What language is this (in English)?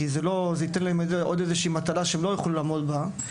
Hebrew